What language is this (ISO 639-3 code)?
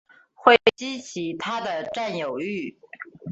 zho